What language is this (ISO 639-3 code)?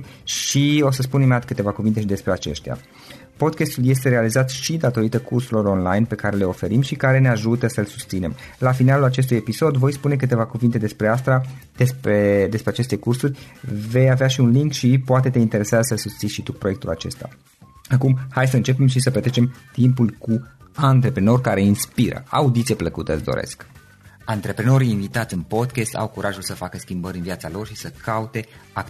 ron